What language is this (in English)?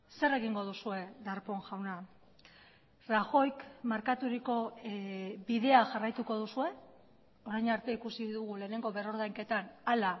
Basque